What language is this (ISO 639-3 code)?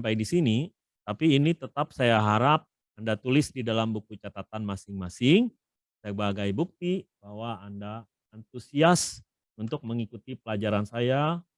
ind